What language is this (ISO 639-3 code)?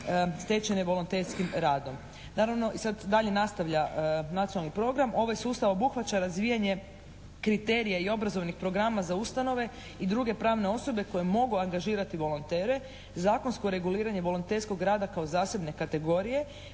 hrv